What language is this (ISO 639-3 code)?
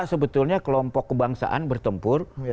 ind